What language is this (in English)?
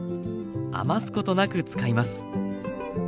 Japanese